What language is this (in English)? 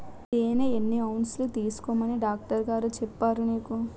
Telugu